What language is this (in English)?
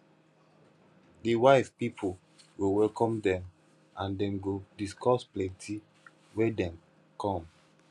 Nigerian Pidgin